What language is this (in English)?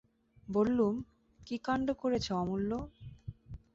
Bangla